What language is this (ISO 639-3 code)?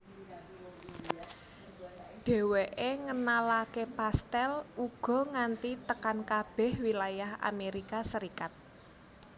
jav